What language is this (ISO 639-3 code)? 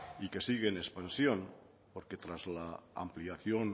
spa